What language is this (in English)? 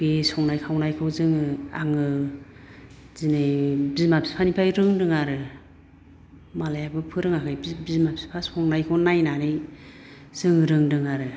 Bodo